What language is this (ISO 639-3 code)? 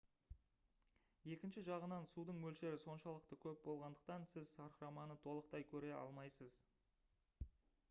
kaz